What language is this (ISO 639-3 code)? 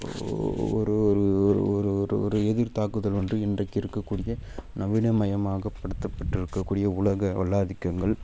tam